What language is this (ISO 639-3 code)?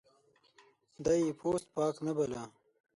pus